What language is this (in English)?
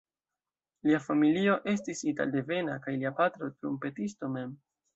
Esperanto